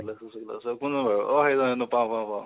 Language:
Assamese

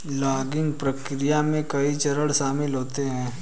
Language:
Hindi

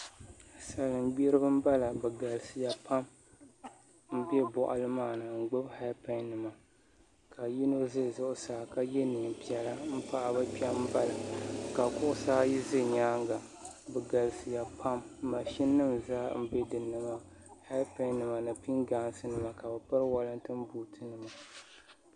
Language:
Dagbani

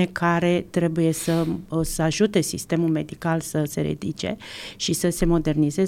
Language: Romanian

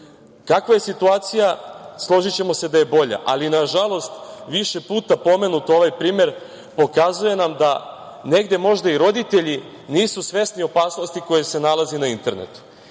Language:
Serbian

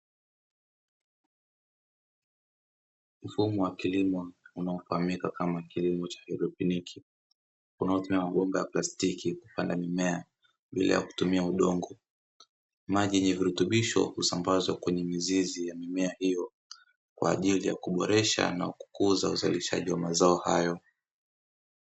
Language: Swahili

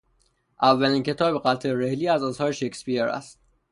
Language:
Persian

